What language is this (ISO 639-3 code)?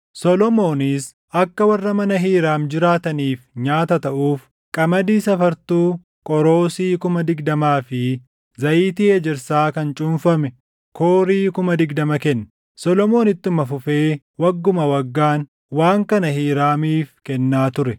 orm